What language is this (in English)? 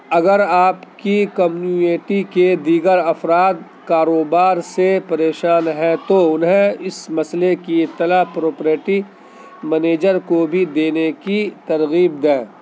Urdu